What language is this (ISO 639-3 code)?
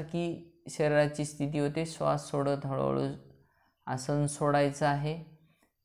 hin